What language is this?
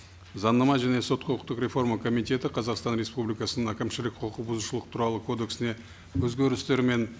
Kazakh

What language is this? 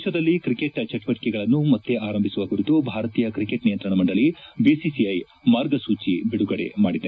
Kannada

